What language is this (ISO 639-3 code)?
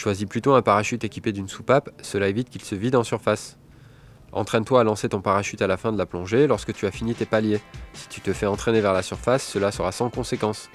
fra